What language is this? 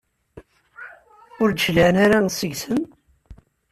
Kabyle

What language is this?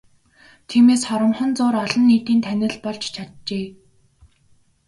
Mongolian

